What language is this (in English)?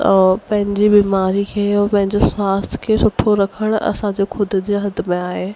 Sindhi